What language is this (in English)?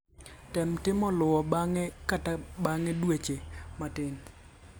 Luo (Kenya and Tanzania)